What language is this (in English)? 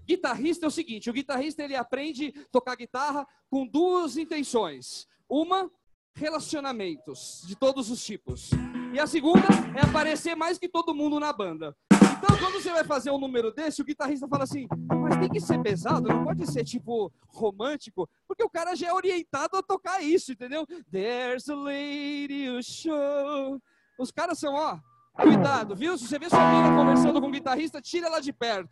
Portuguese